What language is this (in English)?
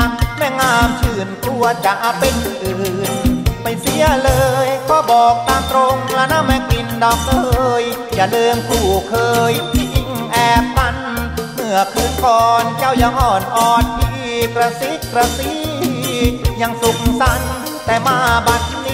Thai